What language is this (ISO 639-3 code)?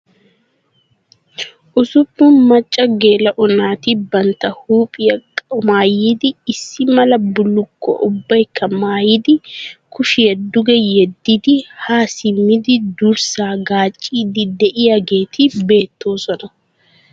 wal